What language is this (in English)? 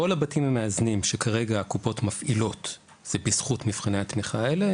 Hebrew